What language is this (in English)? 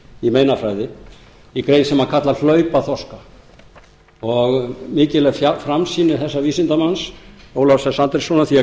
Icelandic